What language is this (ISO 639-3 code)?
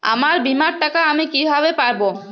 ben